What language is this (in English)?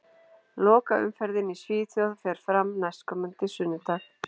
Icelandic